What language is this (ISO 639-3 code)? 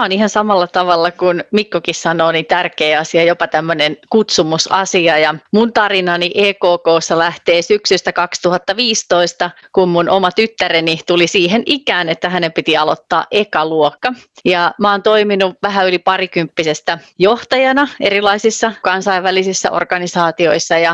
fin